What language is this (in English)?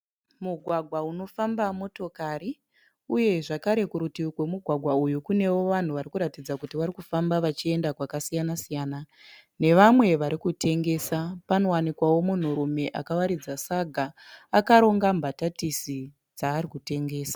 Shona